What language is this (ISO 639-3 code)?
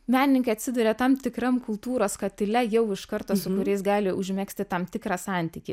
lit